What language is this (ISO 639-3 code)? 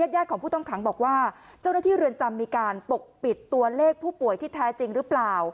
tha